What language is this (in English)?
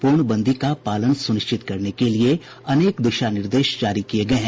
Hindi